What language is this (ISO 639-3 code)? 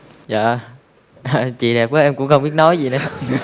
vie